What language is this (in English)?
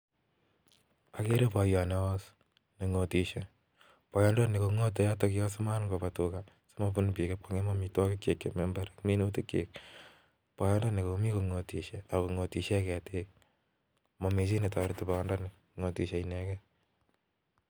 Kalenjin